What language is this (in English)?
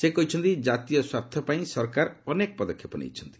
Odia